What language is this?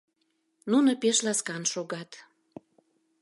Mari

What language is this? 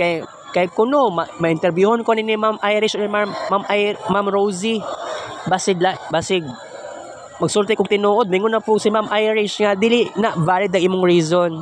Filipino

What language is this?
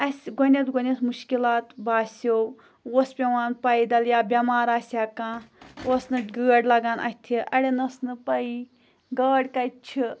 Kashmiri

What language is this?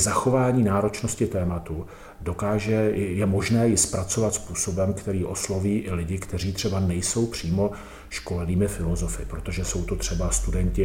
Czech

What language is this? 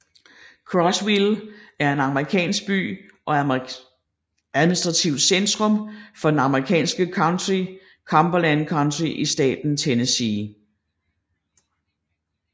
Danish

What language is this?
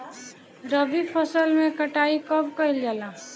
Bhojpuri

